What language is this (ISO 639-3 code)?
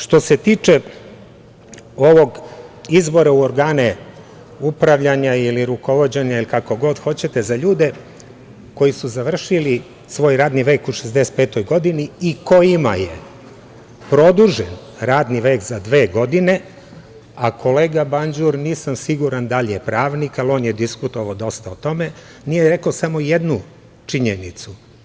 srp